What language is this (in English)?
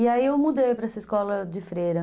Portuguese